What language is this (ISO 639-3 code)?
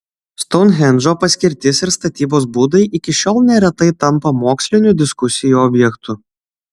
lit